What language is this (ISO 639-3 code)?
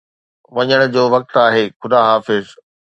snd